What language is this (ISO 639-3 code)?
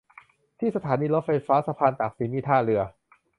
tha